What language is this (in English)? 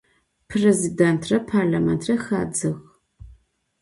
Adyghe